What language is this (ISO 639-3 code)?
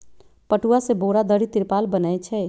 mag